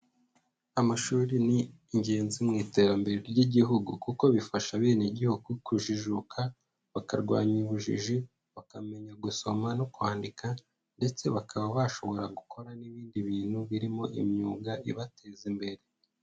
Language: Kinyarwanda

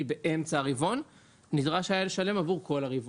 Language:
Hebrew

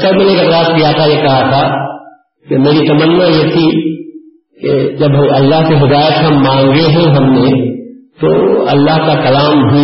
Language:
Urdu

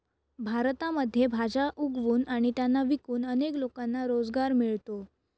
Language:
Marathi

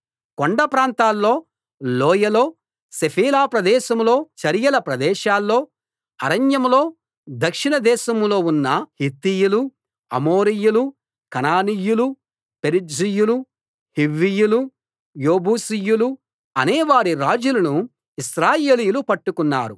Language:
Telugu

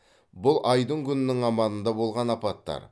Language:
Kazakh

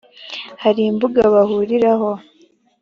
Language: Kinyarwanda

